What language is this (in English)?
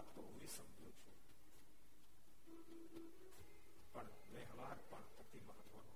Gujarati